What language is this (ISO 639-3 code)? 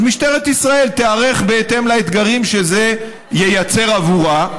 heb